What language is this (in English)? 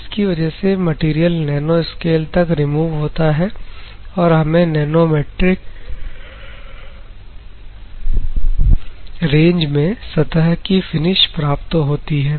Hindi